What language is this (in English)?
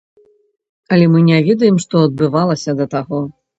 Belarusian